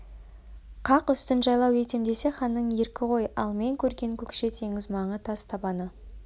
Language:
Kazakh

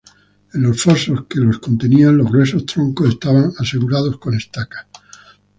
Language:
Spanish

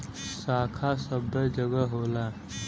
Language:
Bhojpuri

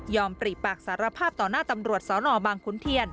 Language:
Thai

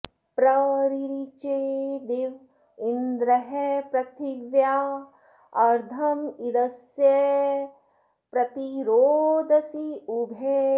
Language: Sanskrit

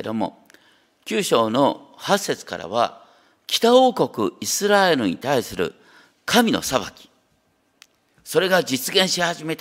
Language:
Japanese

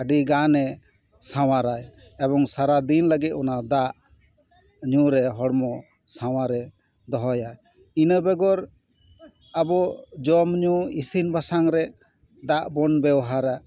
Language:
Santali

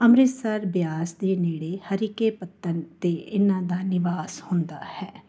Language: Punjabi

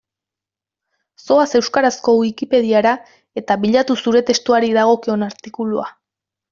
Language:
Basque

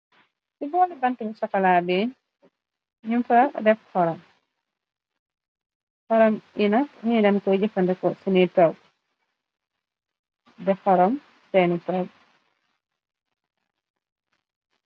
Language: Wolof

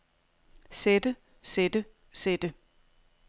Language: Danish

